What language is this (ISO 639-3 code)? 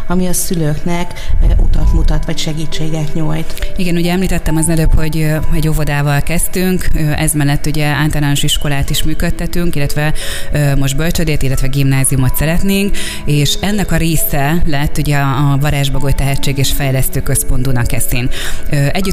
hun